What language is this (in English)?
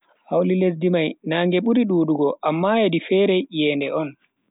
Bagirmi Fulfulde